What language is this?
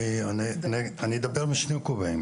Hebrew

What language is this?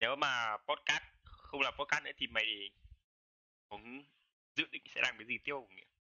Vietnamese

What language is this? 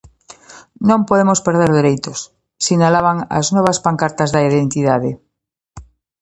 Galician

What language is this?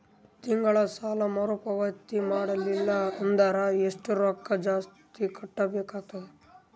Kannada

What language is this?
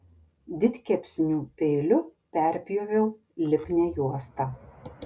Lithuanian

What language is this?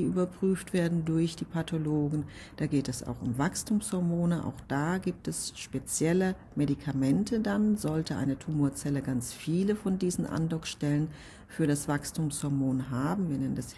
German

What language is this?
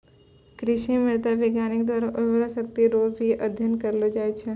Maithili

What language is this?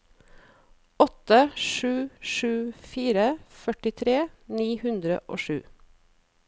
Norwegian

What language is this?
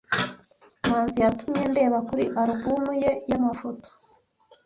Kinyarwanda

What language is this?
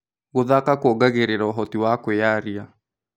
Kikuyu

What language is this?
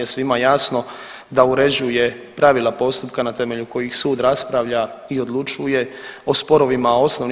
Croatian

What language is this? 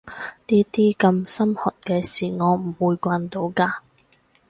Cantonese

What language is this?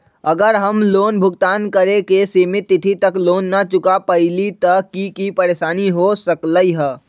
Magahi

